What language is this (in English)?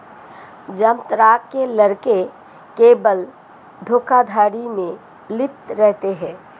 Hindi